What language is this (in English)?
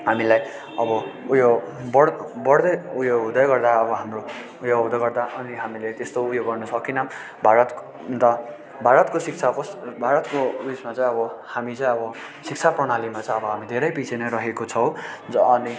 Nepali